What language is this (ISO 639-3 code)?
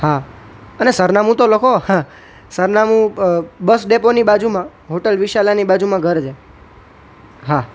guj